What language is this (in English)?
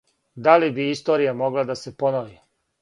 Serbian